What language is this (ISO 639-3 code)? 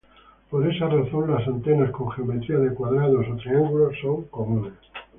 spa